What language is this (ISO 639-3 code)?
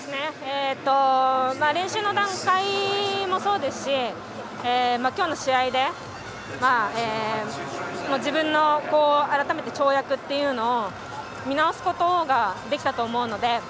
jpn